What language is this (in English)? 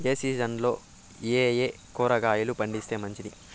Telugu